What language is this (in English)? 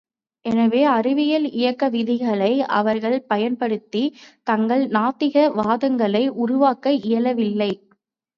Tamil